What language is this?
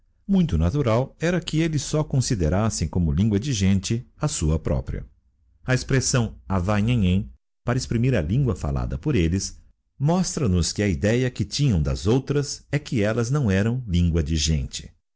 Portuguese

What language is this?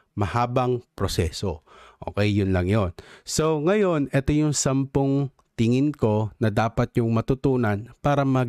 Filipino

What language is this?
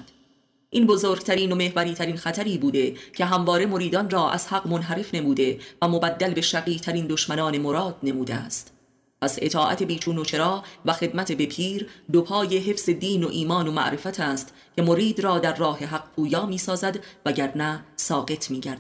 Persian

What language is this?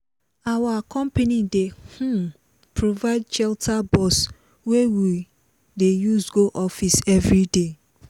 Nigerian Pidgin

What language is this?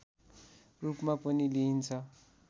Nepali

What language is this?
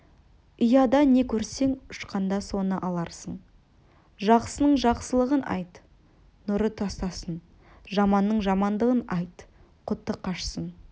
Kazakh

